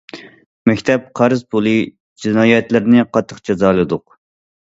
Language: Uyghur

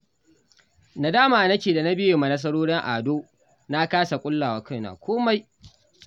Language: Hausa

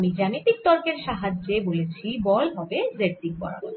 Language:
Bangla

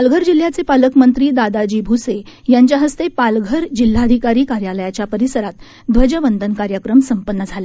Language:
Marathi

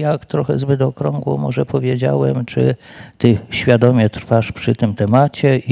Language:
Polish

